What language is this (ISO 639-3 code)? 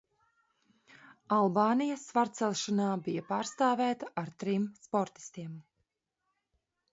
lav